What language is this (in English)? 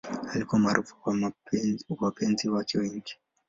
Swahili